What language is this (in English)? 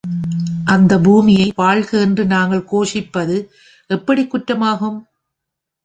Tamil